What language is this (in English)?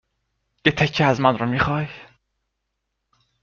Persian